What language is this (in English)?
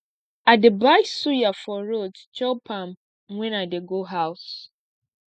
Nigerian Pidgin